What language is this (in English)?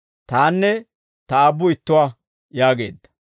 Dawro